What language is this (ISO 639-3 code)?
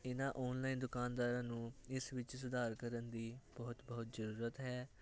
pan